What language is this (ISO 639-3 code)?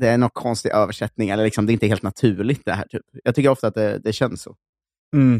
swe